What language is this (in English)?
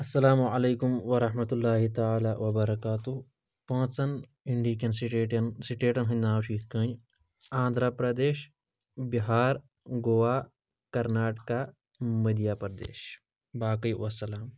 Kashmiri